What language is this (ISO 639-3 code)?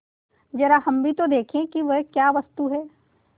hin